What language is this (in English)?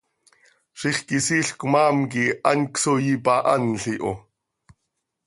Seri